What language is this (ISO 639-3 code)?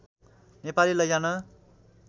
nep